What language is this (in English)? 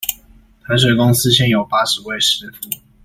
Chinese